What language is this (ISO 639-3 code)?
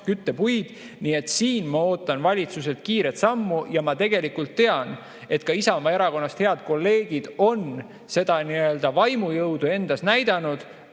est